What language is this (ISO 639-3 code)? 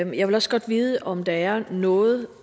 dan